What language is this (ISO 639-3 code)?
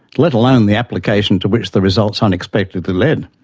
eng